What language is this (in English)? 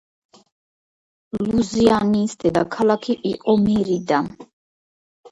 Georgian